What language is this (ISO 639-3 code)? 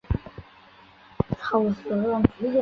zho